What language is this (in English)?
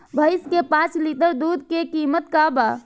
Bhojpuri